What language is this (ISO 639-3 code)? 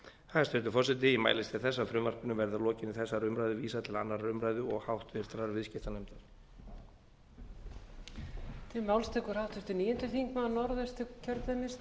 isl